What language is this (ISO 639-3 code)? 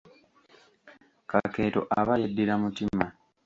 lug